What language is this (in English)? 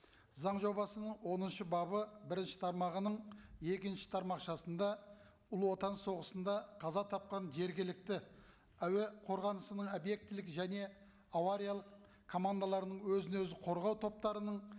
Kazakh